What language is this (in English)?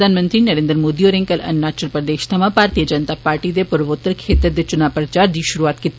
Dogri